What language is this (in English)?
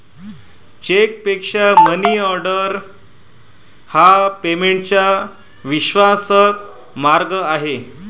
Marathi